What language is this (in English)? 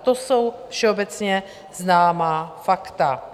Czech